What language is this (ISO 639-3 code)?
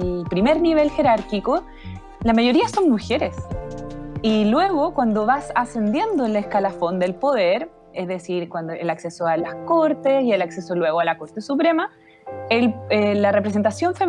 spa